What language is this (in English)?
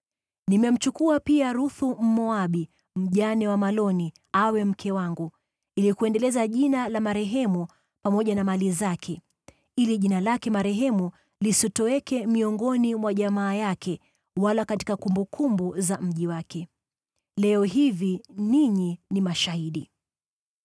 Swahili